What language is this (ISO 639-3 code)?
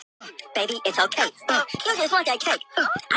isl